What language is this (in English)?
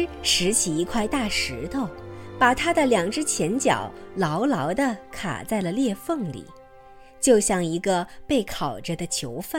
Chinese